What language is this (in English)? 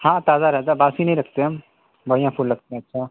Urdu